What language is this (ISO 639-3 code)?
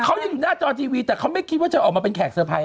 tha